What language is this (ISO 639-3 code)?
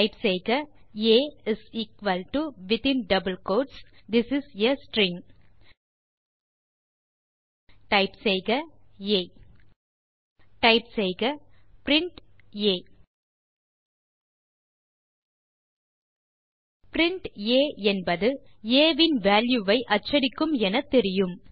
tam